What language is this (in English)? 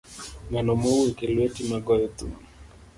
Luo (Kenya and Tanzania)